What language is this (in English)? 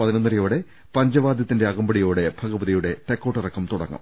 Malayalam